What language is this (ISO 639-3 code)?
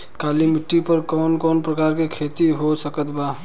bho